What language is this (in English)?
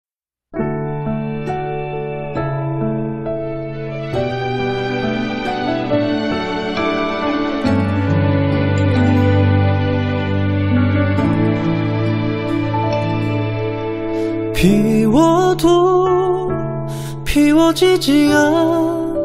Korean